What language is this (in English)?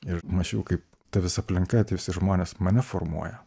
Lithuanian